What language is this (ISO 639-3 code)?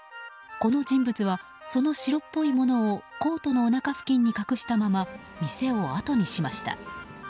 jpn